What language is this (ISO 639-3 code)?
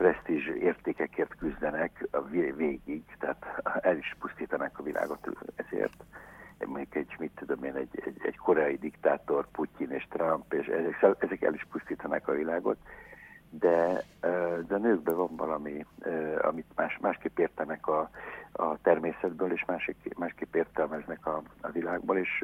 hun